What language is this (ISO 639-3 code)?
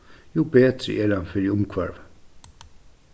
fao